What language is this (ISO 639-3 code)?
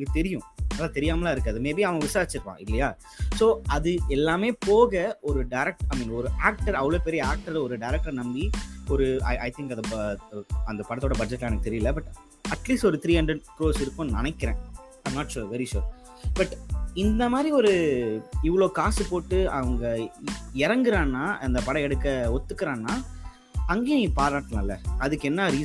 tam